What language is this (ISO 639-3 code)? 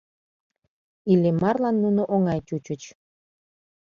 chm